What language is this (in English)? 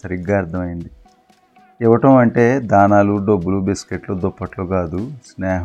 Telugu